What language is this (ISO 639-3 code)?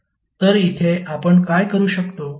mar